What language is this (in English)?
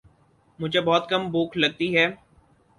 Urdu